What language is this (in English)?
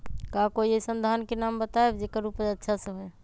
Magahi